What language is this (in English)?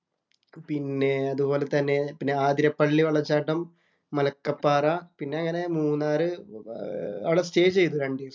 Malayalam